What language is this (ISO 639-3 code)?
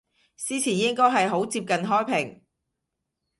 yue